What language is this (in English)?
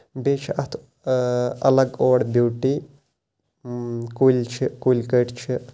Kashmiri